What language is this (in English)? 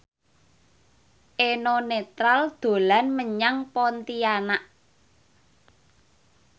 Javanese